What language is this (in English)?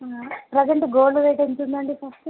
Telugu